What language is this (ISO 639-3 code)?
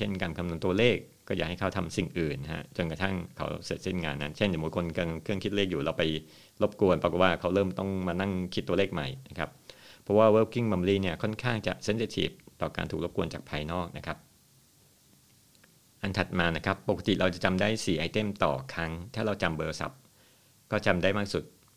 tha